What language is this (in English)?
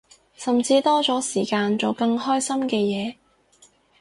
Cantonese